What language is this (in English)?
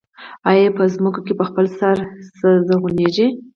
Pashto